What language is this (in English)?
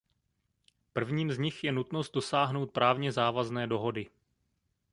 Czech